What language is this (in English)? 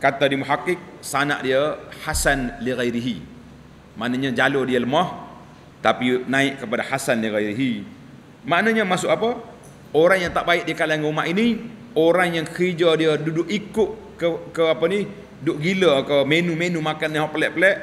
Malay